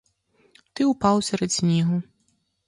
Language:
Ukrainian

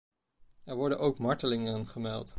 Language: Dutch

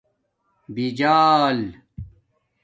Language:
Domaaki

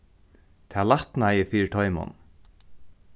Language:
Faroese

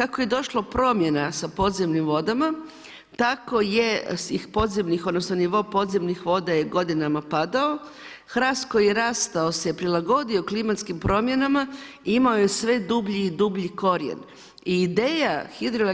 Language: Croatian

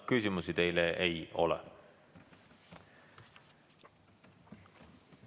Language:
Estonian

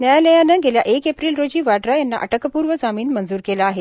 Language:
Marathi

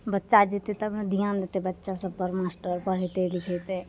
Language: Maithili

